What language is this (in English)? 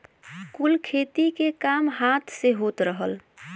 Bhojpuri